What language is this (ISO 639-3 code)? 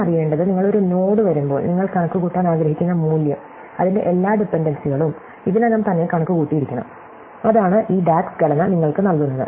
mal